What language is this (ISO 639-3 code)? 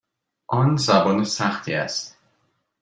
fas